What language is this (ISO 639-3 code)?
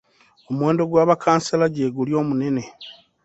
lug